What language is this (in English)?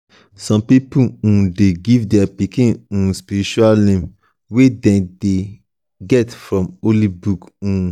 Nigerian Pidgin